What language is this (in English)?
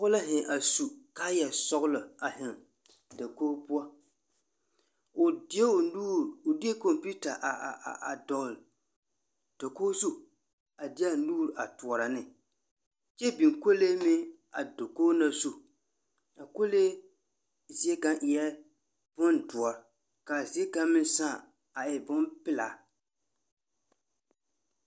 Southern Dagaare